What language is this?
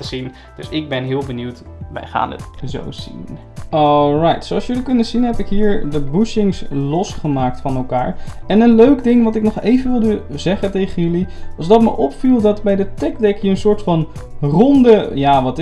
Dutch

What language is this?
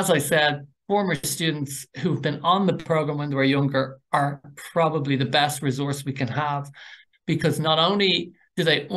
English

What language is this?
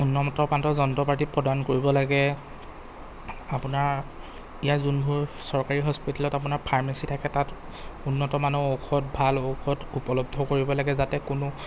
Assamese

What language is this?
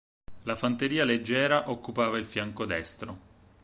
Italian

